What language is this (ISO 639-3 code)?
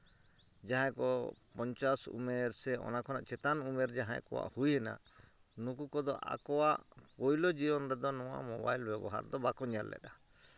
sat